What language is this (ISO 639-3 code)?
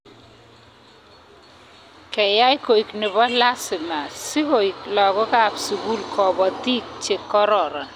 kln